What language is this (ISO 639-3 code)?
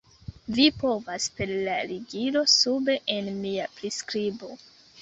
epo